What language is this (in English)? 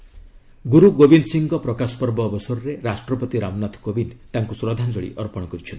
Odia